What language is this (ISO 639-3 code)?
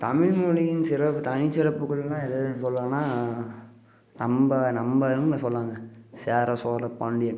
tam